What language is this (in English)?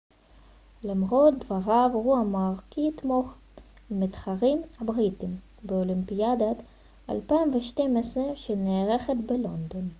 Hebrew